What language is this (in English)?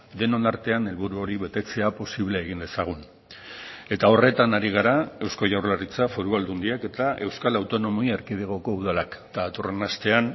Basque